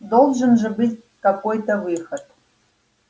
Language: Russian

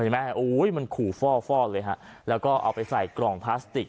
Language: Thai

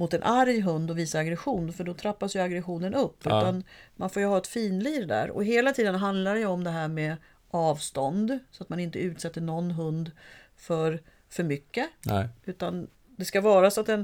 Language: Swedish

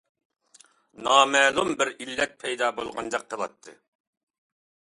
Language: Uyghur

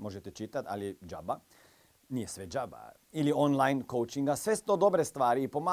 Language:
Croatian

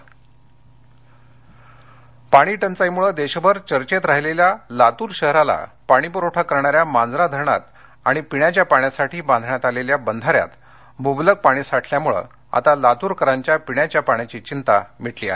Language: Marathi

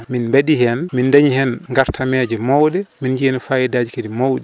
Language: Fula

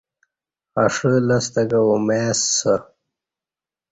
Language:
Kati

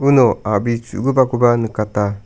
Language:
Garo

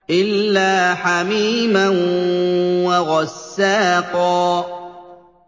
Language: Arabic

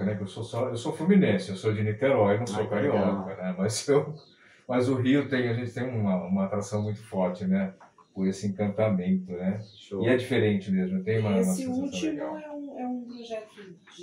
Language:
Portuguese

